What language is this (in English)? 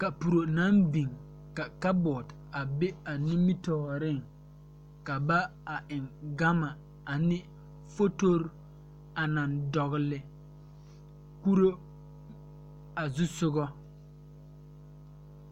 Southern Dagaare